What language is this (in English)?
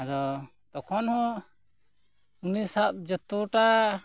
Santali